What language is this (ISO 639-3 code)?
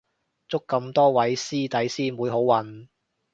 yue